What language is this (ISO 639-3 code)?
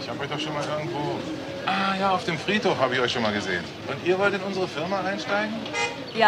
deu